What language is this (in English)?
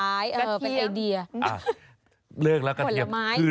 Thai